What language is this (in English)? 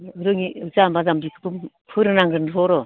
Bodo